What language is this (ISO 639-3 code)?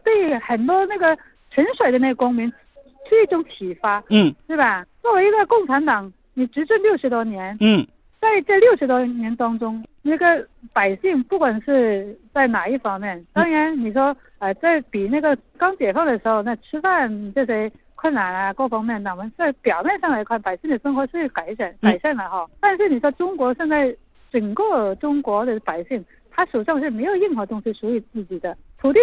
zho